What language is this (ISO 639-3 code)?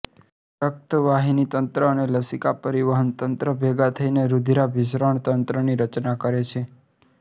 guj